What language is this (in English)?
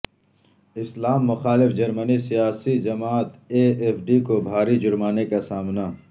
Urdu